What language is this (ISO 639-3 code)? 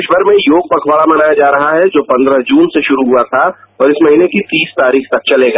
hin